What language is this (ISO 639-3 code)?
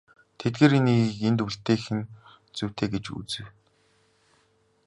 mon